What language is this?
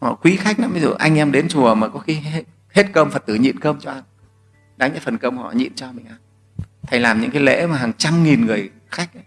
Vietnamese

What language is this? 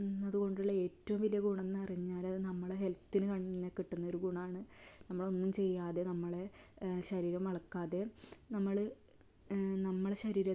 Malayalam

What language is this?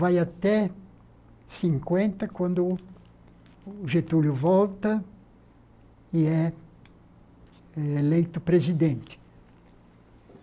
Portuguese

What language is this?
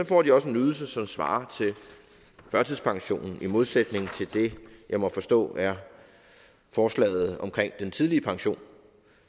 Danish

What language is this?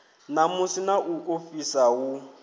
Venda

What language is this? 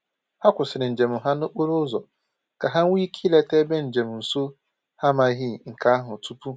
Igbo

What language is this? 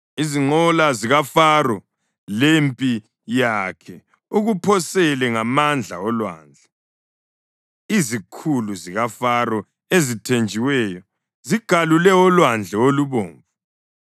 North Ndebele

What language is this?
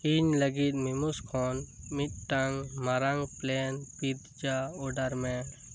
Santali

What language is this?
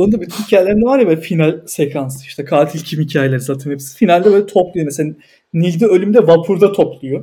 Turkish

